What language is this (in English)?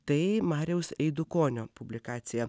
Lithuanian